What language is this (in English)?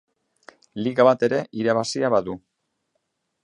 Basque